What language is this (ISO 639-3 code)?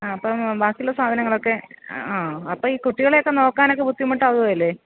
mal